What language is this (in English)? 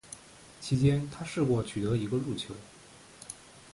Chinese